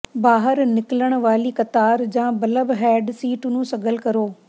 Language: Punjabi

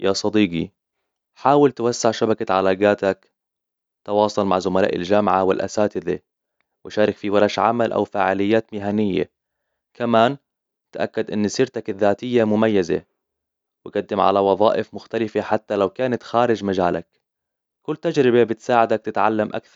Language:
Hijazi Arabic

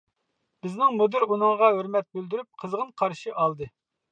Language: Uyghur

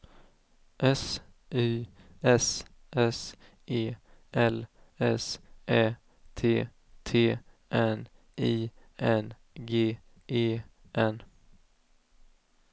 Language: Swedish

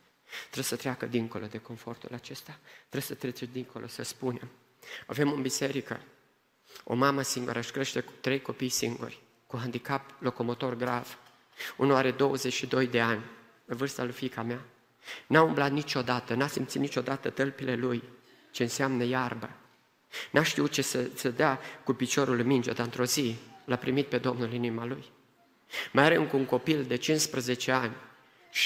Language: Romanian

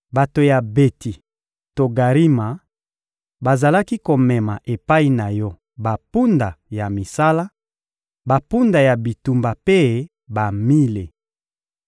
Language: Lingala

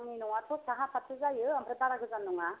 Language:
Bodo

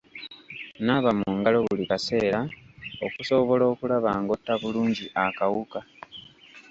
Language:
Ganda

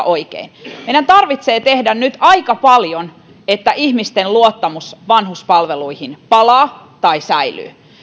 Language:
Finnish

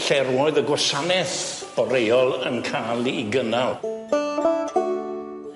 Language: Welsh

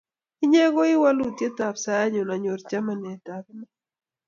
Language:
Kalenjin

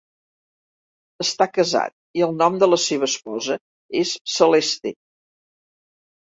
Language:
Catalan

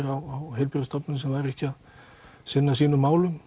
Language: Icelandic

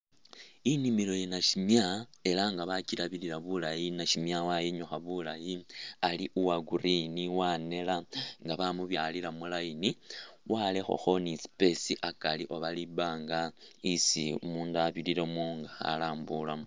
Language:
Masaaba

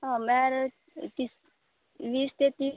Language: Konkani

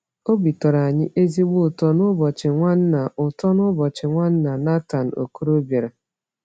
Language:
Igbo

